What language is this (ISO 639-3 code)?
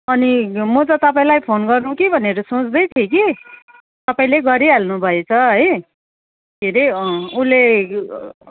nep